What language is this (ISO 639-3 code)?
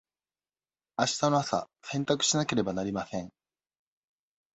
jpn